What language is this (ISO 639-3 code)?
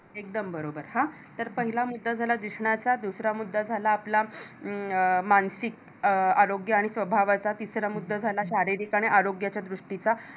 mar